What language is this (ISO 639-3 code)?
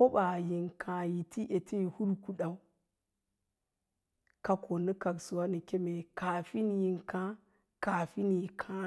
lla